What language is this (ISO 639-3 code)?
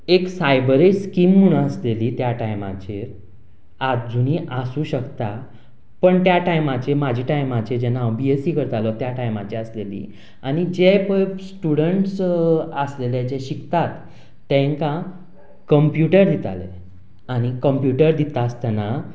kok